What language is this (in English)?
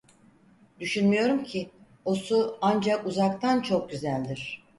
Turkish